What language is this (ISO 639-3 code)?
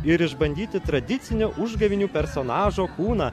lit